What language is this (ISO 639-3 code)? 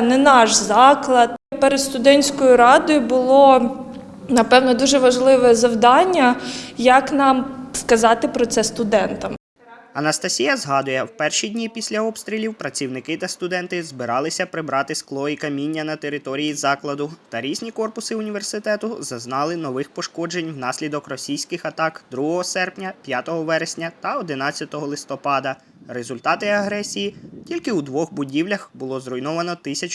ukr